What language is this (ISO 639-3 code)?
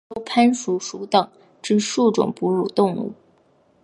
zho